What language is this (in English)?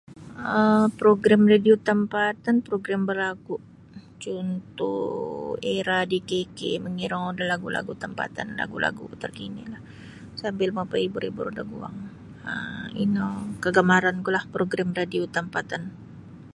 Sabah Bisaya